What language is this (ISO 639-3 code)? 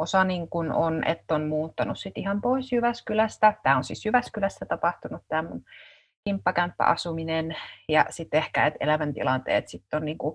fin